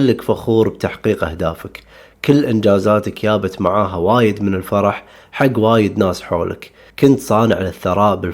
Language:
Arabic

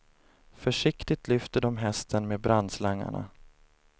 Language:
Swedish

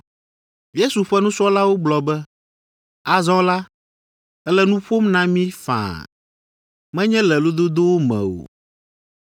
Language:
Ewe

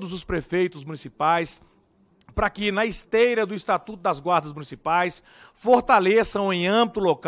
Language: Portuguese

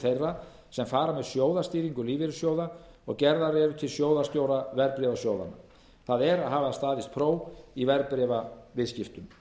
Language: Icelandic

